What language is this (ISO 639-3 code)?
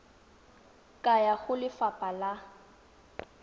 tsn